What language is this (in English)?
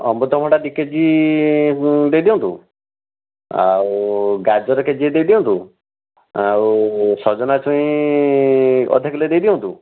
Odia